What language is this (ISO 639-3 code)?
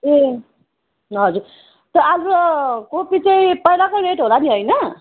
nep